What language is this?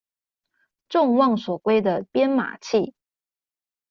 Chinese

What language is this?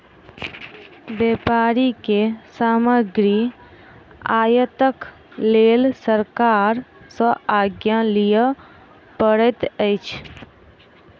Maithili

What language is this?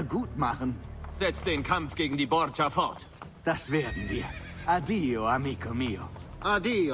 German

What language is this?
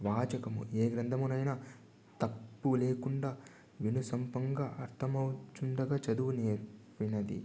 Telugu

